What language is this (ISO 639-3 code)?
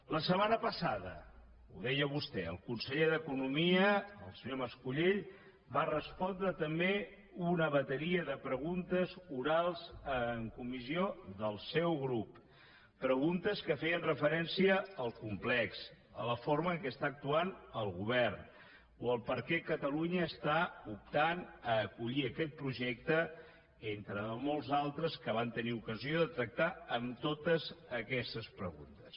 cat